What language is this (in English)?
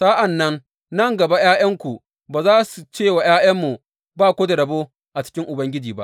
Hausa